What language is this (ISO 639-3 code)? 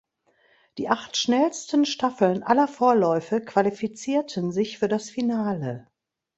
deu